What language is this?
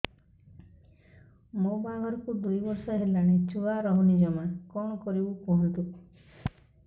Odia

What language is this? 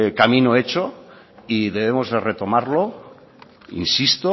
Spanish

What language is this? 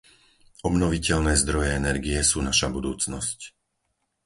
Slovak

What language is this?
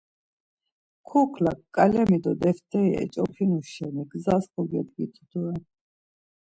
Laz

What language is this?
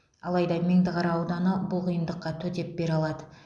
Kazakh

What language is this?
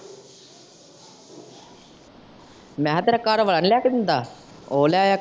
Punjabi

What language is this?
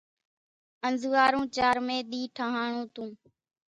Kachi Koli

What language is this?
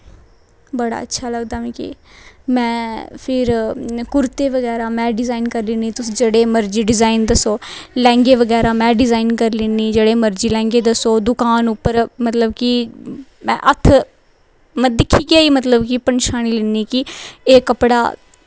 Dogri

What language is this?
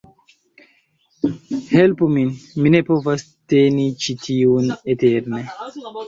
Esperanto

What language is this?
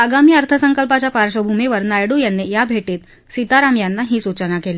Marathi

